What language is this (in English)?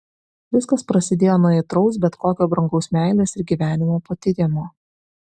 Lithuanian